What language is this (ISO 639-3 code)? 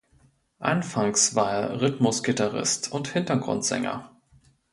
deu